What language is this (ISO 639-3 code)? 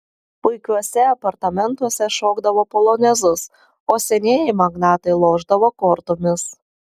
lit